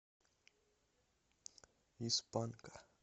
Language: Russian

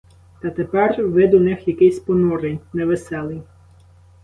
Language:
Ukrainian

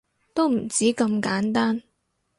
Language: Cantonese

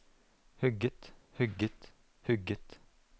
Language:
Norwegian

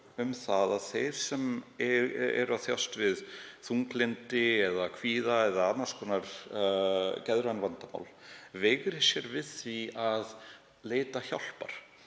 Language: Icelandic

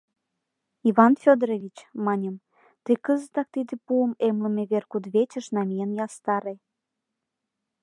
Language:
Mari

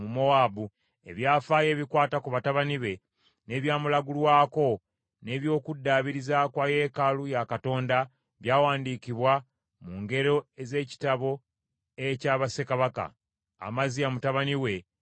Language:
Ganda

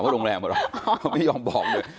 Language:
Thai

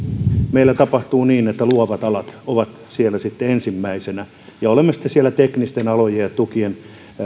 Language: Finnish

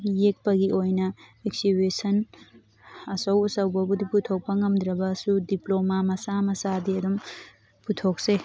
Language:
Manipuri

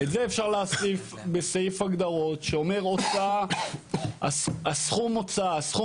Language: Hebrew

